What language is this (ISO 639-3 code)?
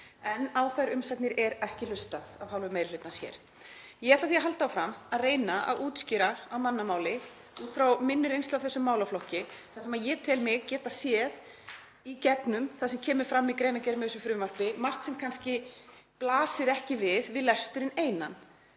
isl